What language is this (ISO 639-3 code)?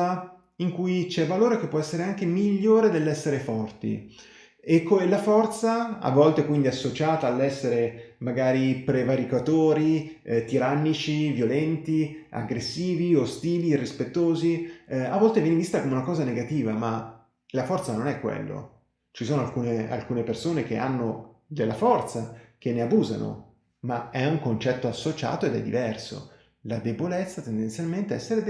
ita